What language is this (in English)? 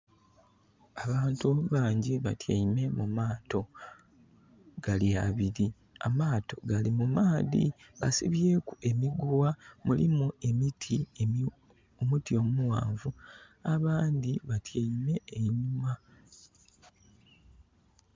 Soga